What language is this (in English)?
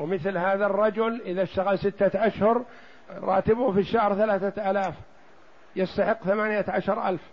Arabic